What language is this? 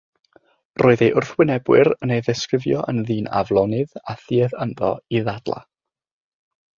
Welsh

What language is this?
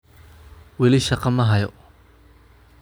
Somali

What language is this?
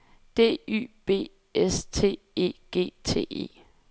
Danish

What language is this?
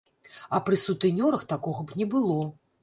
Belarusian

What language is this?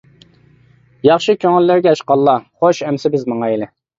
Uyghur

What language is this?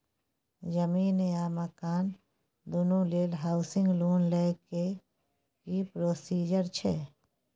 Maithili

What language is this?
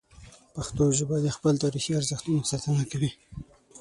Pashto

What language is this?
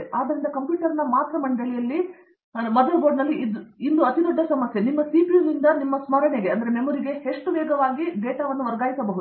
Kannada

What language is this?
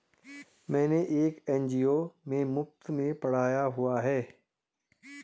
Hindi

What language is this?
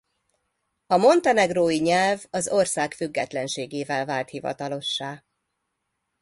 Hungarian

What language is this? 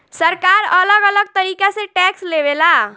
Bhojpuri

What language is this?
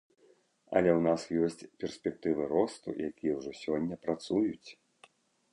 Belarusian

